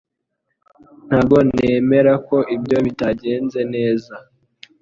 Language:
Kinyarwanda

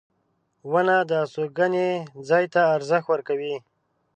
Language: Pashto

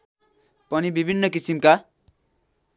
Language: Nepali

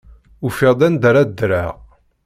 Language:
Kabyle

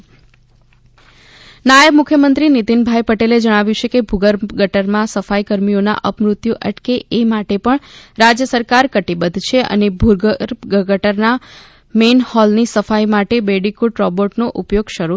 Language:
Gujarati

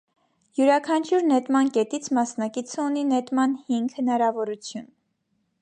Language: Armenian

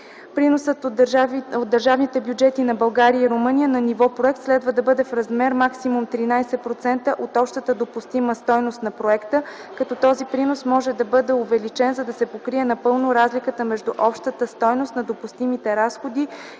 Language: Bulgarian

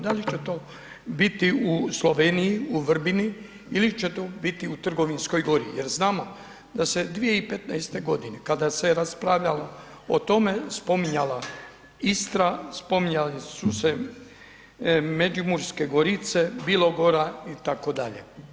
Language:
Croatian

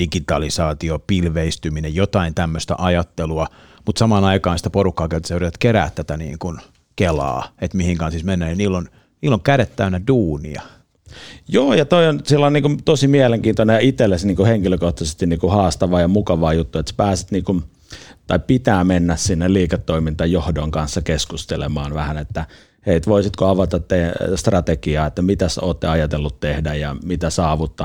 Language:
Finnish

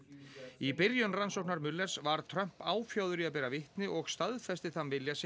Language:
Icelandic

